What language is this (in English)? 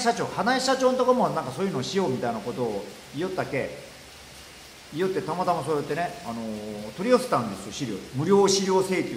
Japanese